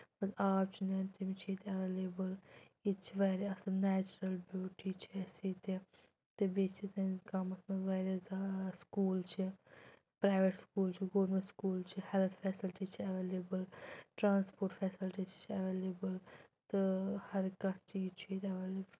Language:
Kashmiri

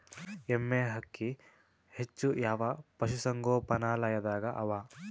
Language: Kannada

